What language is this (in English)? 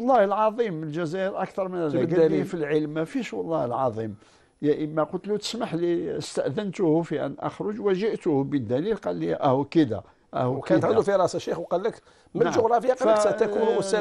Arabic